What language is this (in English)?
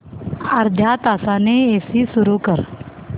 Marathi